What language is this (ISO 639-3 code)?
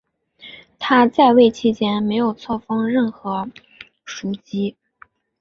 zho